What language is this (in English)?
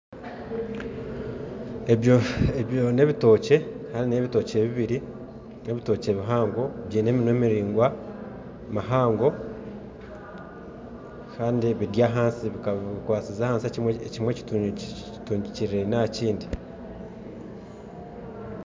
Nyankole